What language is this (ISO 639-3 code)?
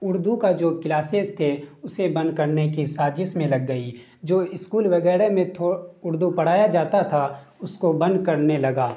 urd